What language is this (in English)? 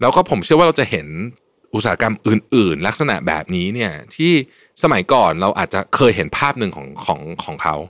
Thai